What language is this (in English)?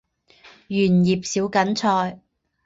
Chinese